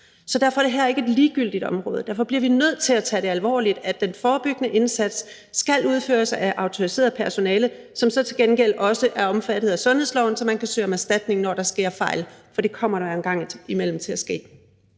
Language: Danish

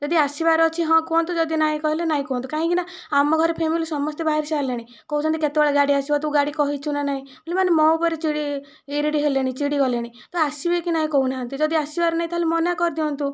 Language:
Odia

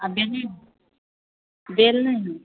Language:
Maithili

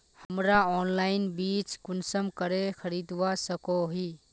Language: Magahi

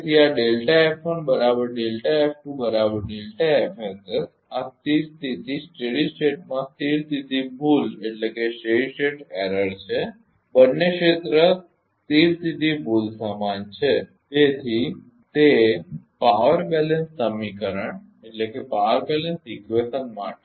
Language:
Gujarati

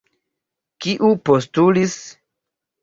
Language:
Esperanto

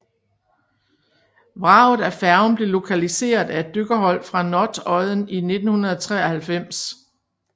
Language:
Danish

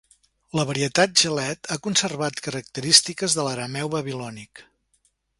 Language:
Catalan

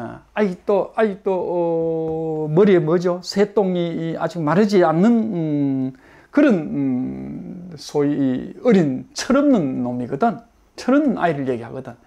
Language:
Korean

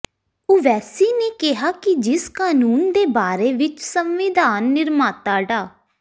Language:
Punjabi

